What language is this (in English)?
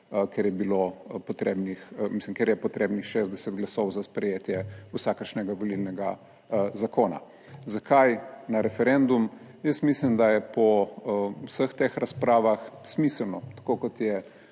Slovenian